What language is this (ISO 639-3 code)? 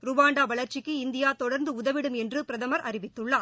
tam